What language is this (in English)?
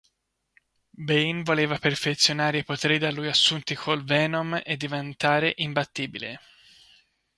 Italian